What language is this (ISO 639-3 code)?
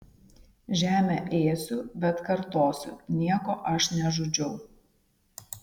lit